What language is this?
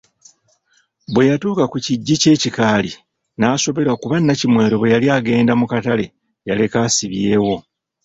Ganda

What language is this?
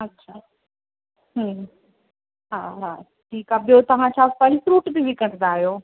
Sindhi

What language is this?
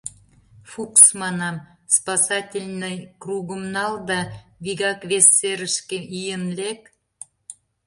Mari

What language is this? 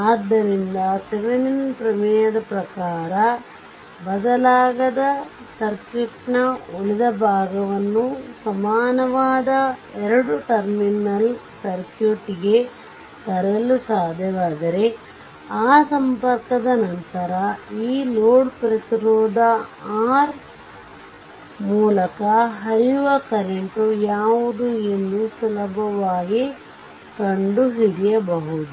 Kannada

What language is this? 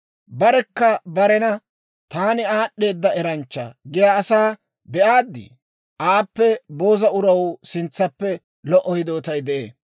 Dawro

